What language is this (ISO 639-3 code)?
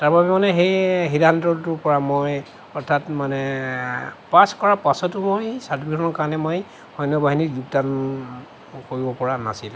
asm